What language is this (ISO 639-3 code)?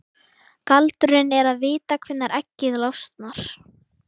isl